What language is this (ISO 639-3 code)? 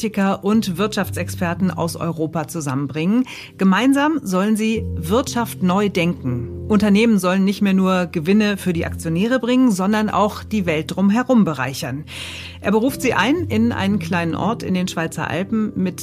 deu